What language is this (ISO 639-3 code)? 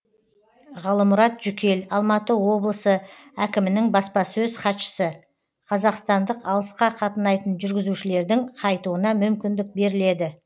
kaz